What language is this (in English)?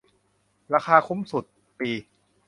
Thai